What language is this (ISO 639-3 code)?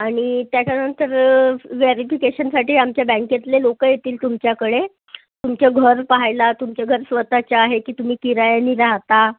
mar